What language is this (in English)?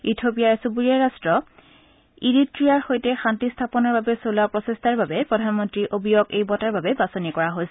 Assamese